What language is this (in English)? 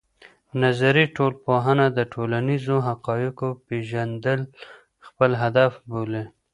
Pashto